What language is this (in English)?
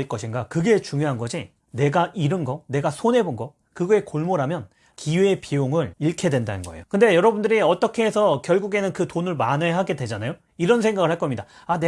Korean